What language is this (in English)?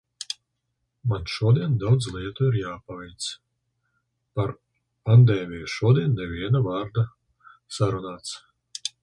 Latvian